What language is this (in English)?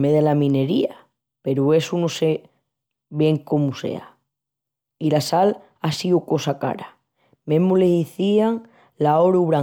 Extremaduran